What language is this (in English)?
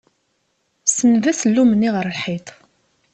Kabyle